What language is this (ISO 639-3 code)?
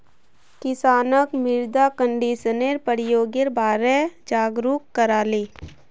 mag